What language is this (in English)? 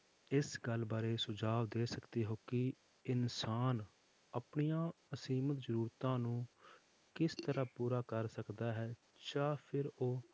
Punjabi